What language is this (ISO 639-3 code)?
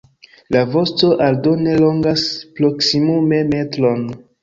epo